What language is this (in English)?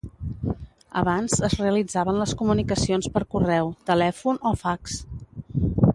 Catalan